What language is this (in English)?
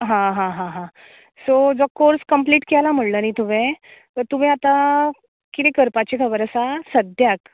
Konkani